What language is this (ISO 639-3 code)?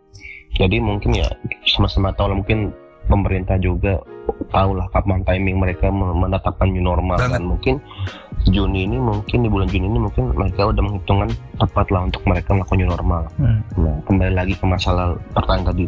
ind